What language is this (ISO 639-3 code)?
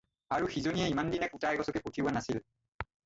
asm